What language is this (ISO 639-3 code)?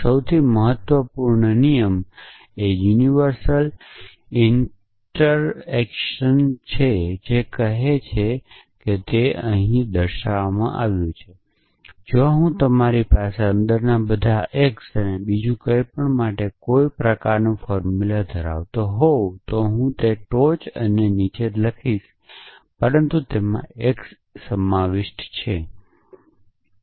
guj